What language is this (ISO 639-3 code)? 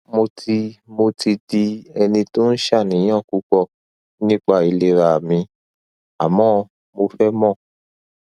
yor